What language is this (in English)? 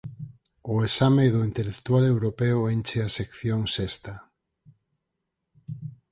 Galician